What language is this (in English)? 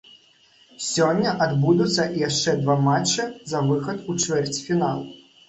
Belarusian